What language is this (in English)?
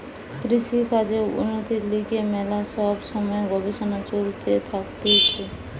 Bangla